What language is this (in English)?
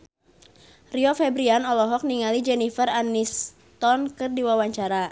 Sundanese